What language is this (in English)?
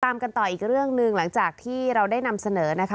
Thai